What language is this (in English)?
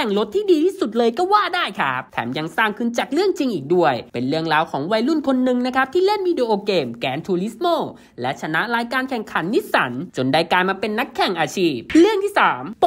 Thai